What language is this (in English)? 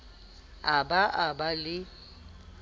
Southern Sotho